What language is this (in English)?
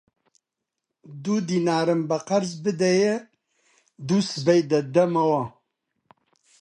Central Kurdish